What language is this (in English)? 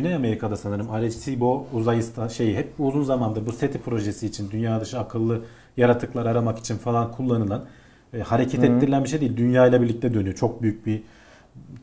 Turkish